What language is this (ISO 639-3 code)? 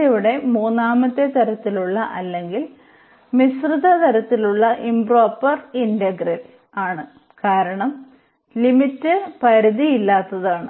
mal